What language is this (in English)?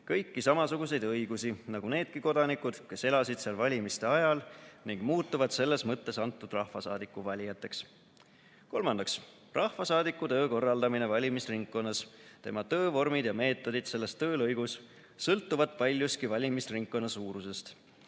Estonian